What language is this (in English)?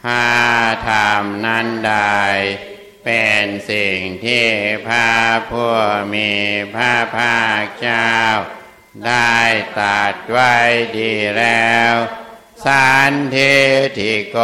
Thai